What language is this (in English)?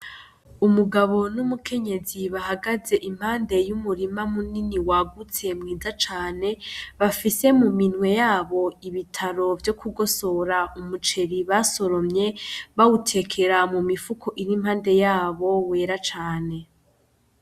Rundi